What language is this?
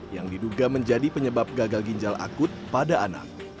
Indonesian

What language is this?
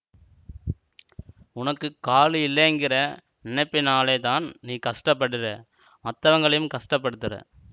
Tamil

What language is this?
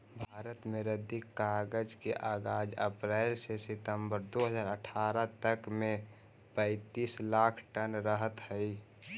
Magahi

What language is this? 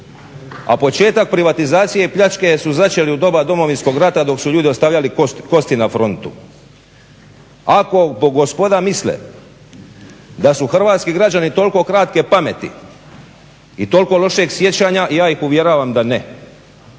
Croatian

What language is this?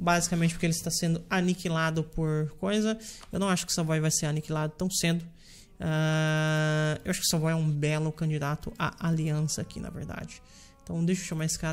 Portuguese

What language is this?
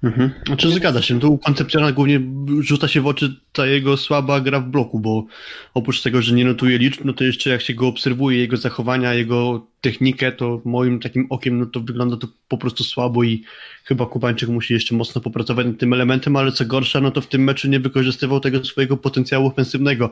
Polish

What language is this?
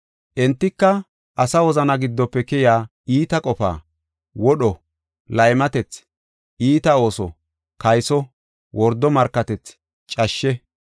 Gofa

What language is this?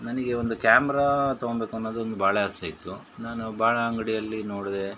Kannada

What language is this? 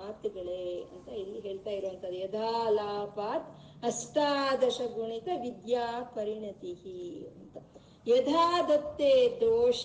Kannada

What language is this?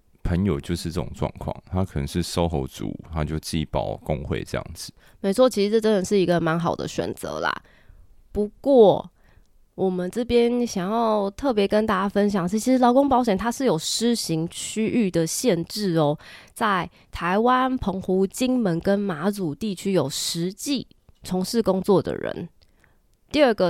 Chinese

